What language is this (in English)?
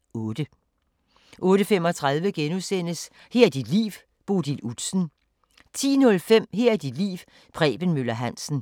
Danish